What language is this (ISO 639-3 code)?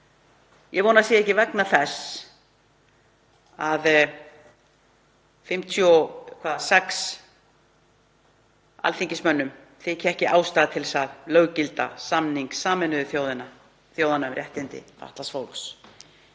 isl